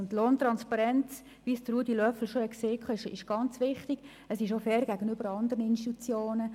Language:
Swiss German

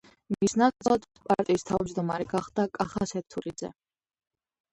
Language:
Georgian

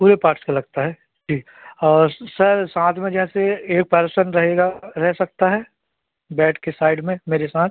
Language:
Hindi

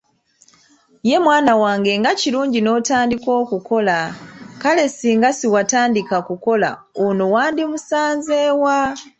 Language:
Ganda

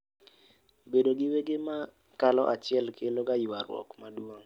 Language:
Luo (Kenya and Tanzania)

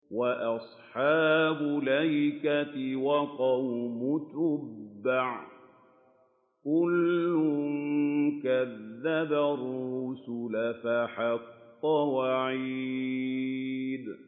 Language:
Arabic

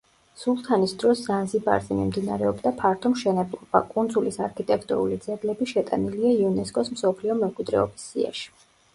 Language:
Georgian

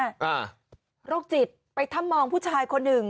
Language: Thai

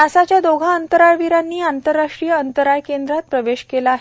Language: Marathi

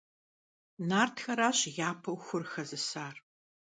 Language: Kabardian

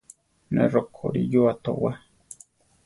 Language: Central Tarahumara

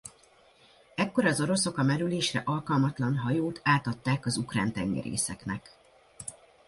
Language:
Hungarian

